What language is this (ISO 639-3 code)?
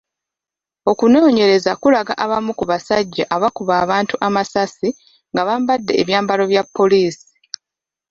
lug